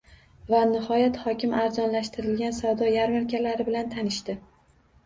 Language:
Uzbek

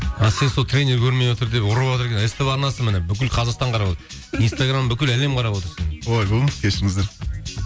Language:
Kazakh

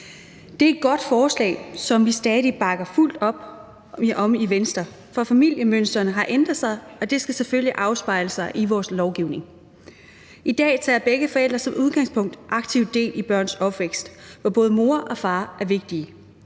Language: Danish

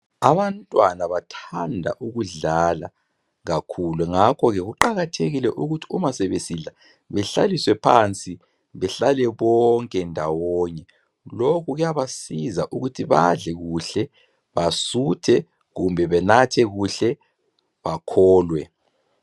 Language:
North Ndebele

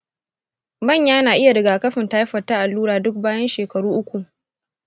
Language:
Hausa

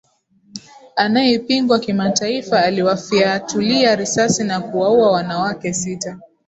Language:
Swahili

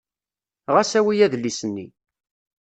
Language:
Kabyle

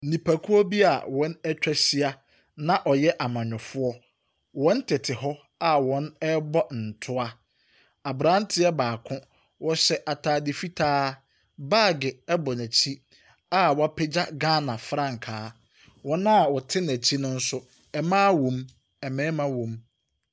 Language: Akan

